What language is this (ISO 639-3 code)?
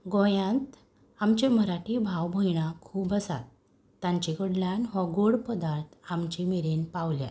kok